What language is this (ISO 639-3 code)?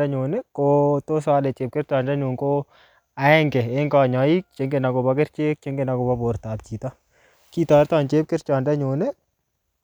kln